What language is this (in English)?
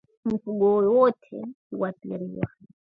Swahili